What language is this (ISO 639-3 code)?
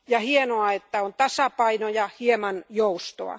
fin